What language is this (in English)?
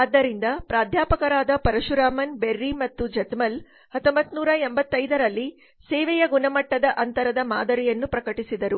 Kannada